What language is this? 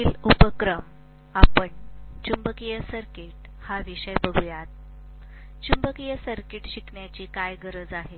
Marathi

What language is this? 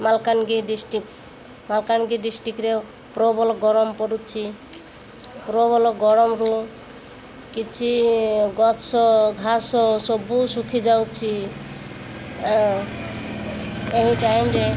Odia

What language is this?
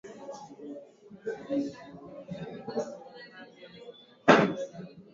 Swahili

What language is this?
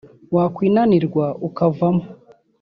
Kinyarwanda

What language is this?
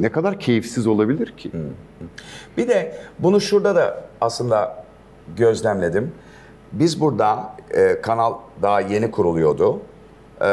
Turkish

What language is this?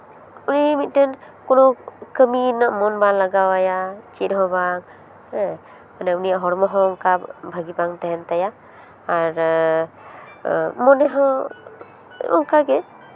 Santali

